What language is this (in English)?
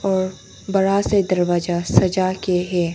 Hindi